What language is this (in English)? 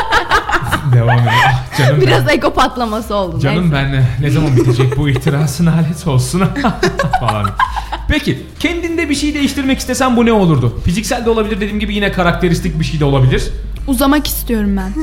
Turkish